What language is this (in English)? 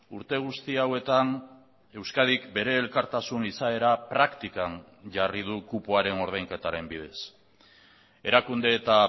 Basque